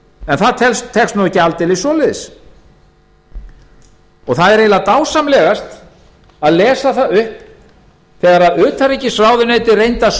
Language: Icelandic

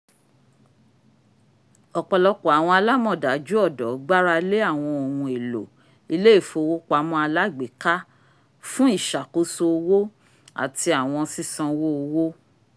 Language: Yoruba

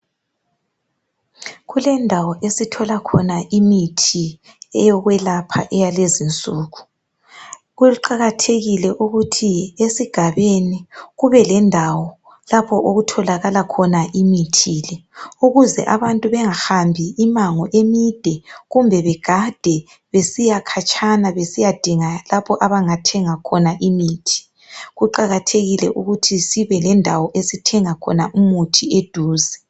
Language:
North Ndebele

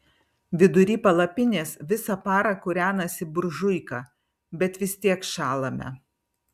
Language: Lithuanian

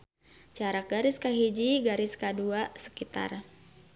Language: Sundanese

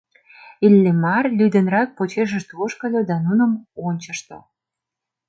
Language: Mari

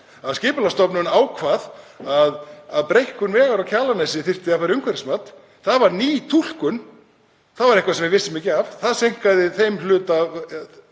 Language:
Icelandic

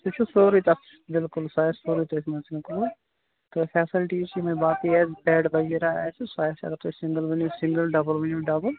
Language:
Kashmiri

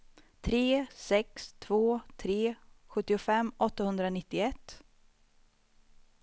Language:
Swedish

